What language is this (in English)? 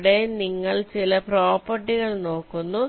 Malayalam